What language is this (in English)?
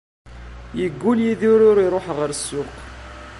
Kabyle